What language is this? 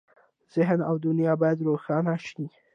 Pashto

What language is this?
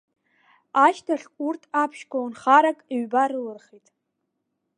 Abkhazian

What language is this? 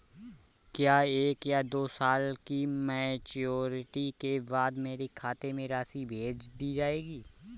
Hindi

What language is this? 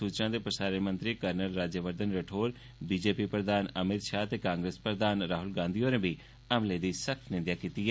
Dogri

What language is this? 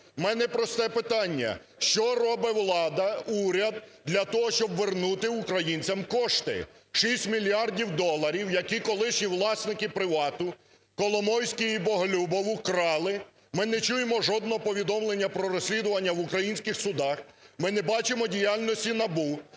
Ukrainian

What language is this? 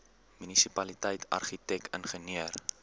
Afrikaans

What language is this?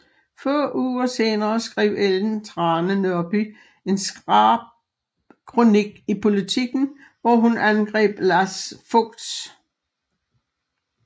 Danish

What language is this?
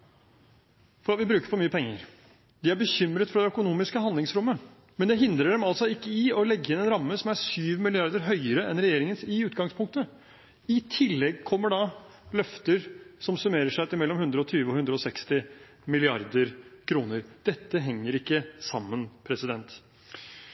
Norwegian Bokmål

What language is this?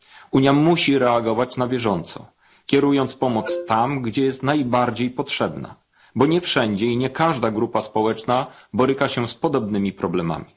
Polish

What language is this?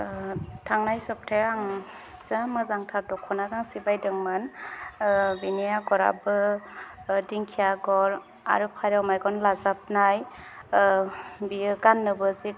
Bodo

